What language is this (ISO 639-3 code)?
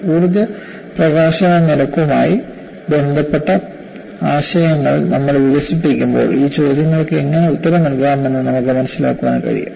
mal